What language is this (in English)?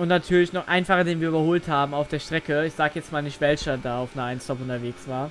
German